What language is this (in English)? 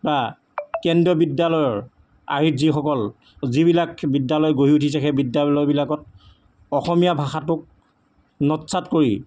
Assamese